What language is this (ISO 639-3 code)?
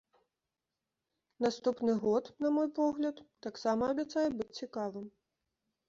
bel